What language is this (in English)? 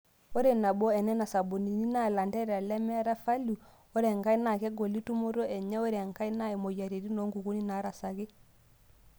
Masai